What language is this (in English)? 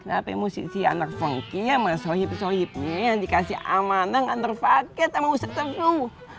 Indonesian